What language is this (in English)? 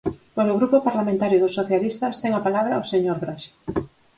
Galician